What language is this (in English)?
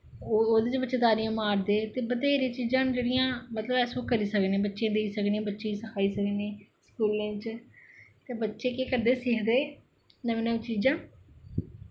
Dogri